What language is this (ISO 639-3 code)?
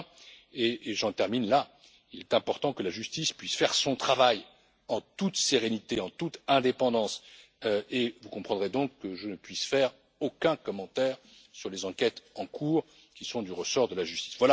fra